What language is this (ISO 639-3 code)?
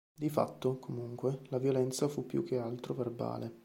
ita